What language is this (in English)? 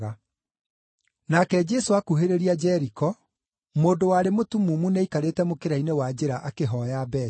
Kikuyu